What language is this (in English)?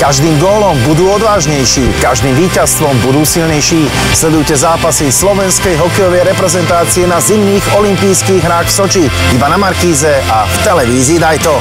Dutch